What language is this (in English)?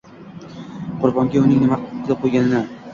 Uzbek